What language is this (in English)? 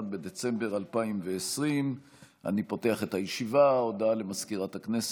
Hebrew